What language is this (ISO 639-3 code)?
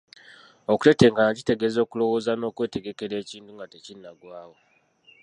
lug